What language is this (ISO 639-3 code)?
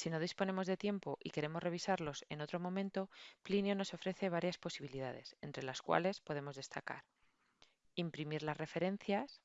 spa